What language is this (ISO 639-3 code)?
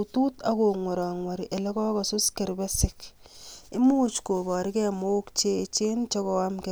kln